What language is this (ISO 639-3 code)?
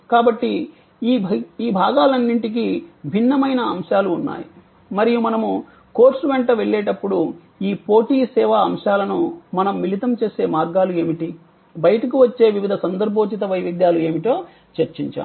tel